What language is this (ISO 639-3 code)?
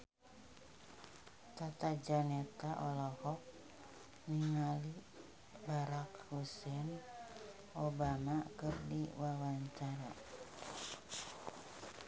sun